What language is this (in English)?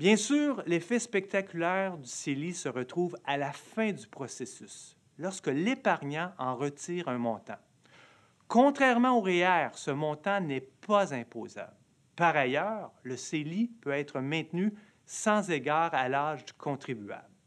French